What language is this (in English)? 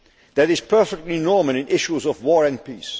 English